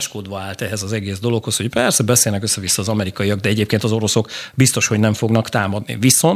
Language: Hungarian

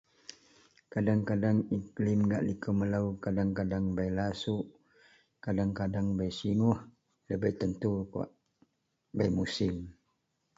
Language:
Central Melanau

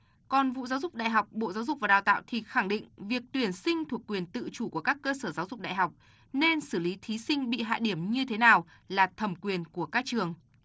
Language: Vietnamese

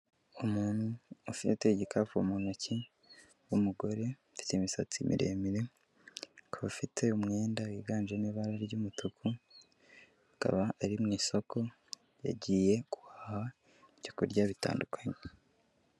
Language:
Kinyarwanda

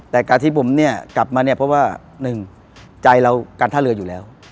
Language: Thai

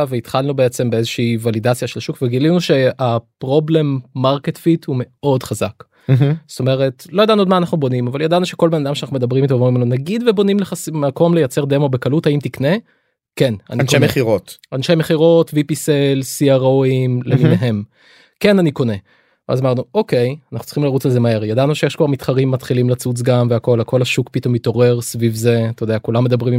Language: Hebrew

